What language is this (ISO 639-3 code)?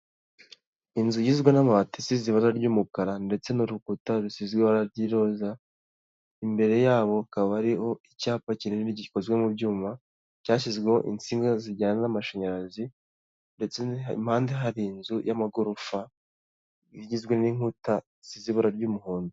kin